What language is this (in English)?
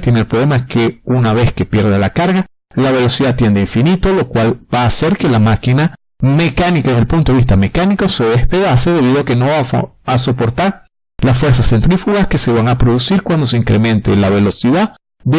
Spanish